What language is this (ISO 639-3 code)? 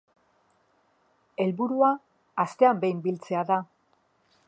eus